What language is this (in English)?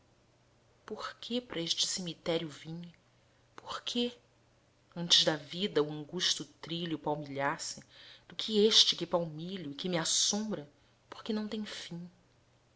Portuguese